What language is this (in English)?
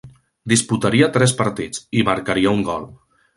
Catalan